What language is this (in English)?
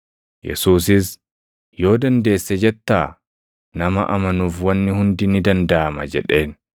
Oromo